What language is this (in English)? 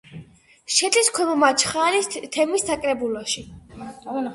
Georgian